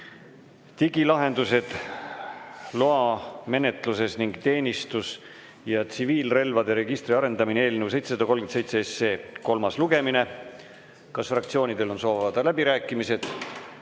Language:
Estonian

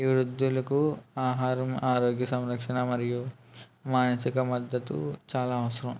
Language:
Telugu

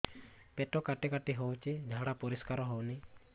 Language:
Odia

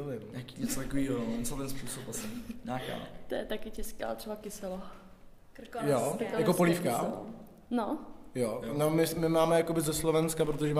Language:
Czech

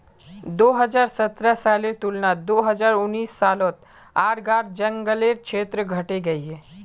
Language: Magahi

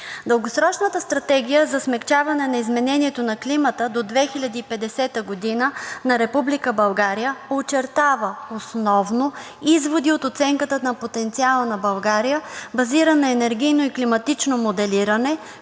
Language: Bulgarian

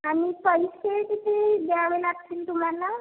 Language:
Marathi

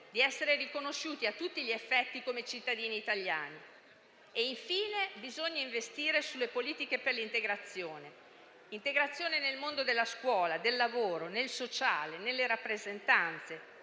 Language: Italian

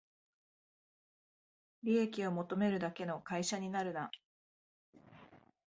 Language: Japanese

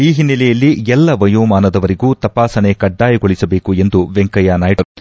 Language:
Kannada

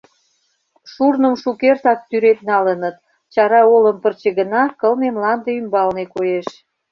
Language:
Mari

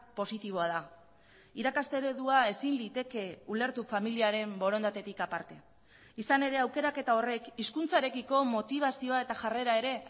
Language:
Basque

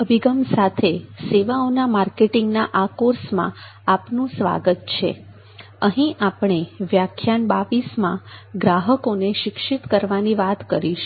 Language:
Gujarati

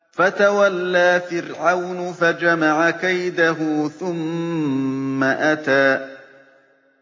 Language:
Arabic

